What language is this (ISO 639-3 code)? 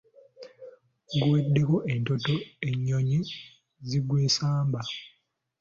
lug